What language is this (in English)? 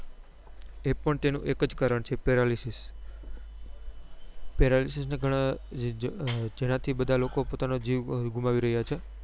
Gujarati